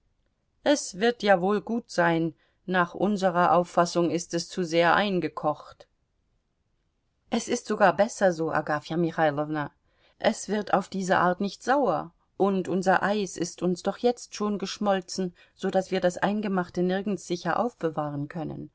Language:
German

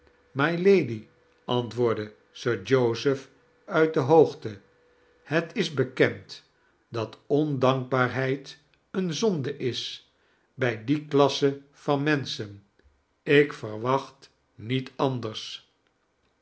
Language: Dutch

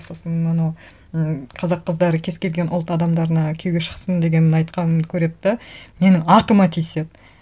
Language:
Kazakh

